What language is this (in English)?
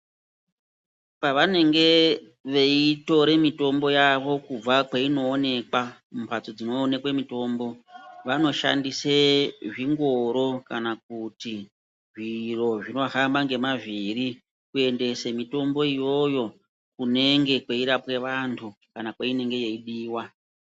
Ndau